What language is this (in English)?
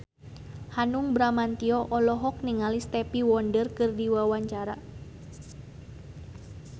Sundanese